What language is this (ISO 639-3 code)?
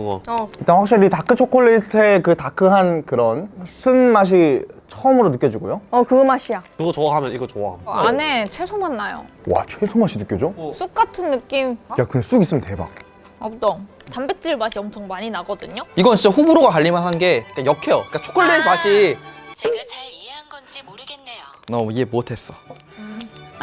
kor